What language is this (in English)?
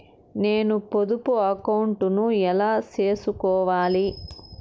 Telugu